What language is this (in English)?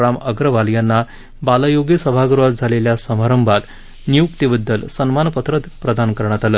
Marathi